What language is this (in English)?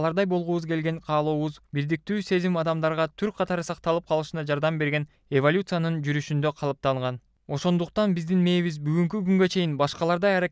Turkish